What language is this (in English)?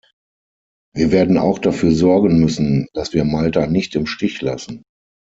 German